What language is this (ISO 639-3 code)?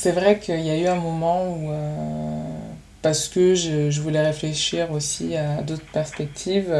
fra